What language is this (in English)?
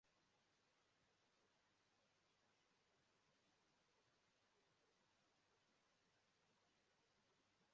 Igbo